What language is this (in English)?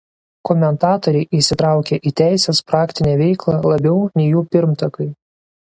Lithuanian